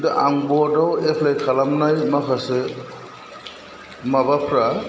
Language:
Bodo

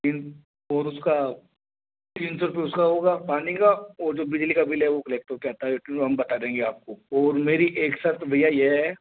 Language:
Hindi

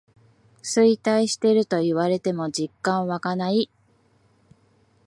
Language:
Japanese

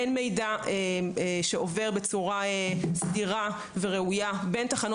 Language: Hebrew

